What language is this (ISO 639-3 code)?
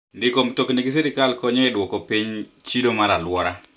luo